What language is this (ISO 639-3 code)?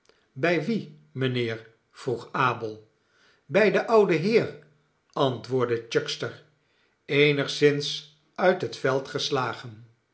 nld